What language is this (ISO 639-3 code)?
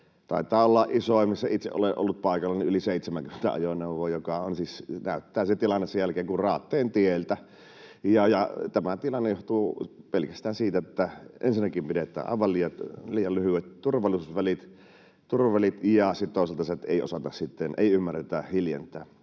fin